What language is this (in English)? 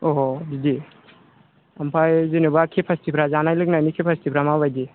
Bodo